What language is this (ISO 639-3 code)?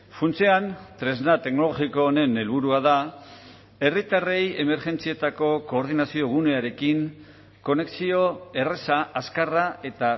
eus